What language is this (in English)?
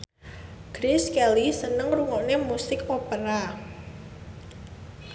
Javanese